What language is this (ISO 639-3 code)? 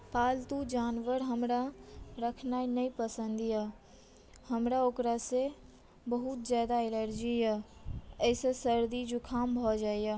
mai